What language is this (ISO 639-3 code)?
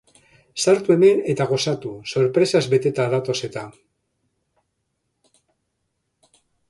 eus